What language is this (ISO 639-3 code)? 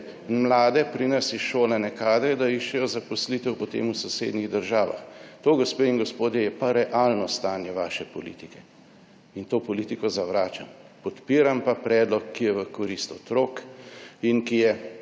slv